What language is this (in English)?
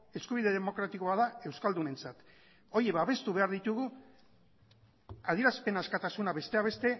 Basque